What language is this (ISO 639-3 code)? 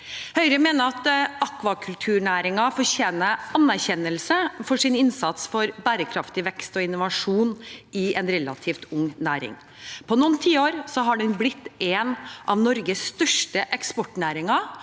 nor